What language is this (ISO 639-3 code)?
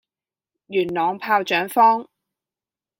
yue